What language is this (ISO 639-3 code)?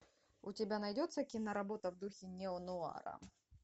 rus